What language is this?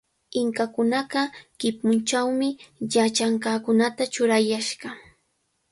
Cajatambo North Lima Quechua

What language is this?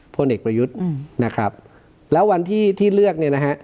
Thai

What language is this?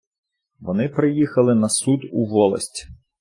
Ukrainian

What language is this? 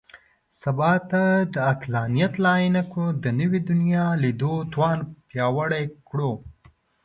Pashto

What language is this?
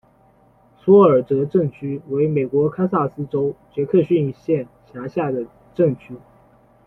Chinese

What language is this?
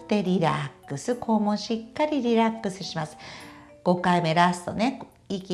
Japanese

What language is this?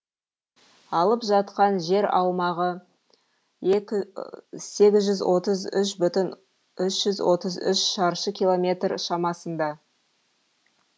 Kazakh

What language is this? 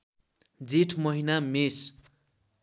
Nepali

